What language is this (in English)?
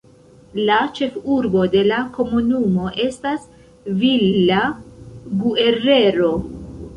Esperanto